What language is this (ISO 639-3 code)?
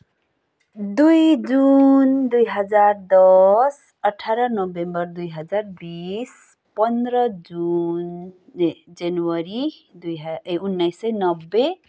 nep